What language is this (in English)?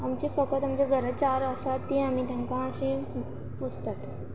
Konkani